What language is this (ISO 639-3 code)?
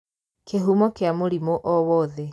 kik